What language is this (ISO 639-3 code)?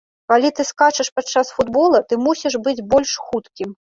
bel